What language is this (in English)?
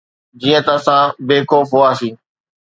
Sindhi